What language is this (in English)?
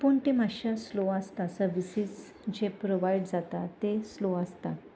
Konkani